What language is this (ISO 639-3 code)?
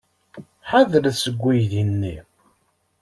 kab